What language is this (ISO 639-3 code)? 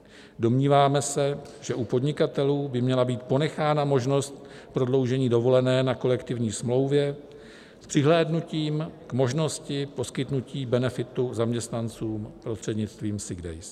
ces